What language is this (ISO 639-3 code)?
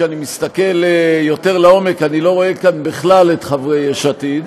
heb